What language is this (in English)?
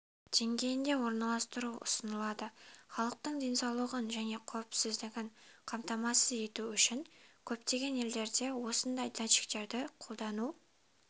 Kazakh